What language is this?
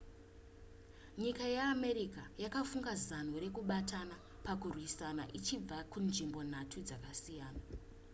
Shona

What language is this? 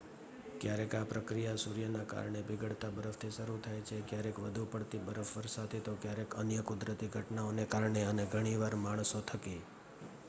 Gujarati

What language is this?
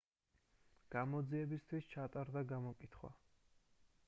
Georgian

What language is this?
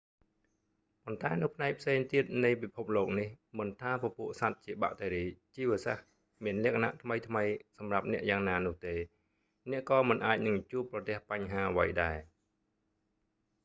Khmer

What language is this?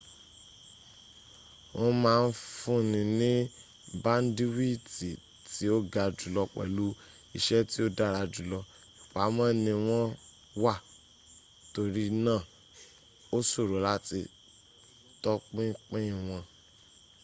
Yoruba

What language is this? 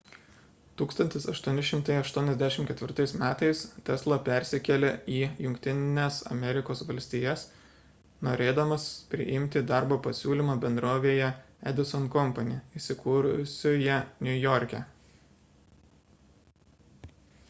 Lithuanian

